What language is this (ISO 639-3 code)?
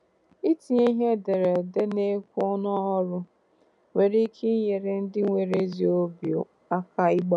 ibo